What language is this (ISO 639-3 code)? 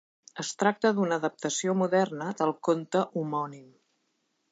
cat